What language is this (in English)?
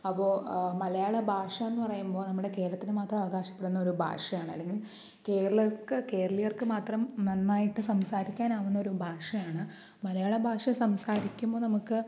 Malayalam